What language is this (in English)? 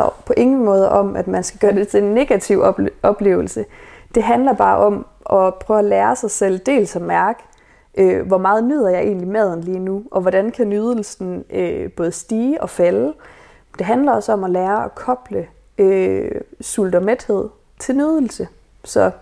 Danish